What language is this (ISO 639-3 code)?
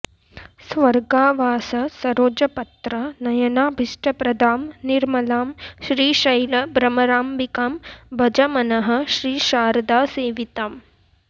san